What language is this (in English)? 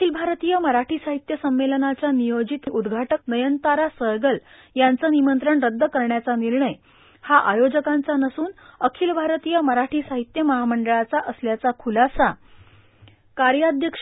Marathi